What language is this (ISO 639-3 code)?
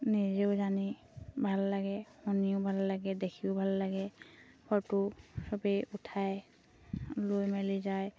asm